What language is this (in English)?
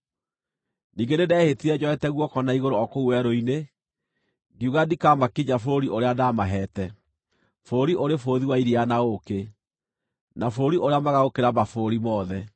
Kikuyu